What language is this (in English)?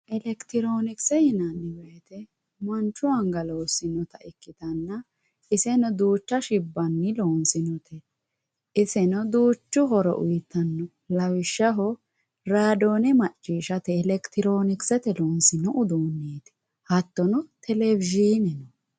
Sidamo